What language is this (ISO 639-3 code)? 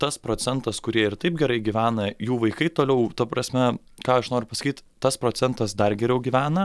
lit